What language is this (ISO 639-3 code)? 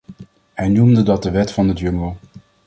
nld